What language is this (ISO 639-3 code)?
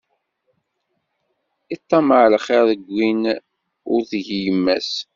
kab